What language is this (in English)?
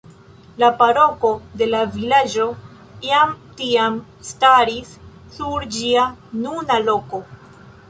Esperanto